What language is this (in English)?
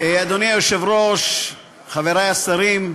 Hebrew